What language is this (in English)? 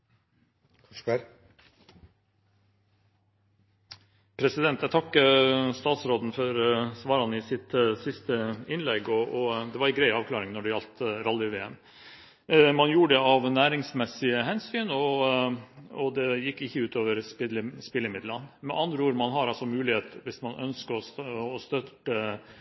Norwegian